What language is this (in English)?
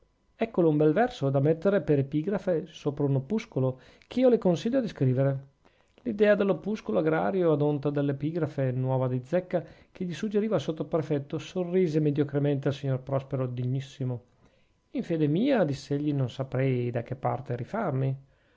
Italian